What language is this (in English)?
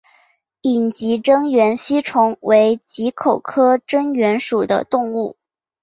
Chinese